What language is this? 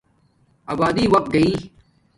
Domaaki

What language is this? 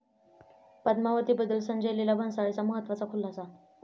Marathi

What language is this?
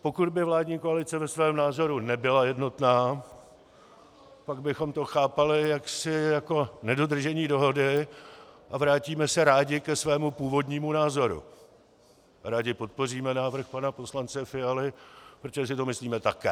Czech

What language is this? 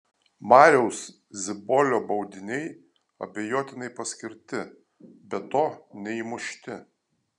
Lithuanian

